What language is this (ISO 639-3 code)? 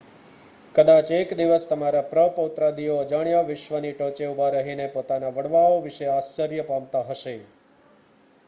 guj